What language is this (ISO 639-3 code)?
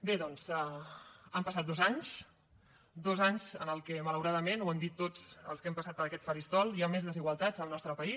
cat